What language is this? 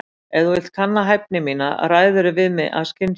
Icelandic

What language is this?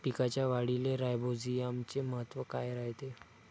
Marathi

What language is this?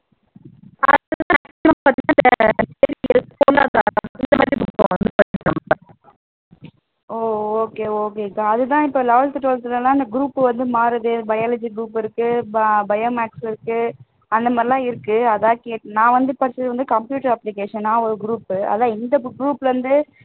Tamil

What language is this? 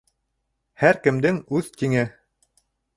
Bashkir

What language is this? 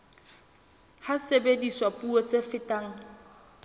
Southern Sotho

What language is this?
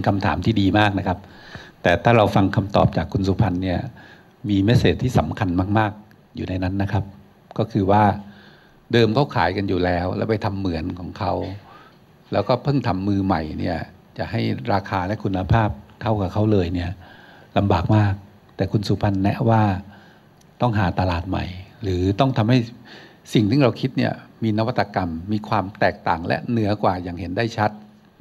Thai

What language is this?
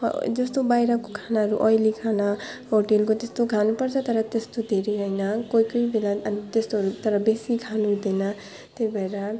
Nepali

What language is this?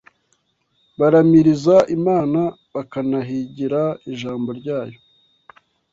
Kinyarwanda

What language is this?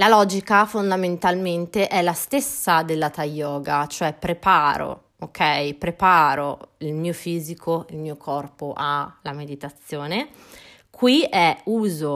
Italian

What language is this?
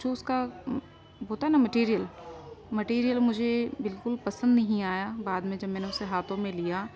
Urdu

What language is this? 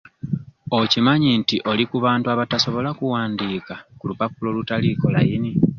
Ganda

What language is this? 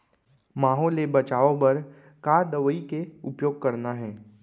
Chhattisgarhi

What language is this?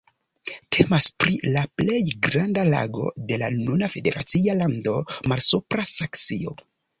Esperanto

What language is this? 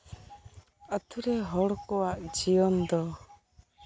Santali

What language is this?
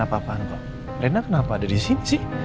Indonesian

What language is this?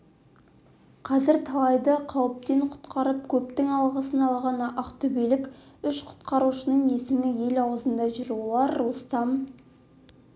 Kazakh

